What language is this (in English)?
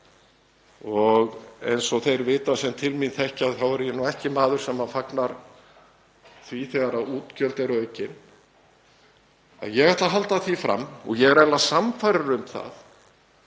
Icelandic